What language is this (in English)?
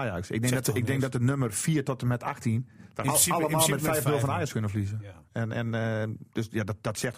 Dutch